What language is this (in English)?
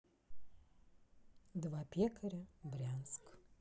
Russian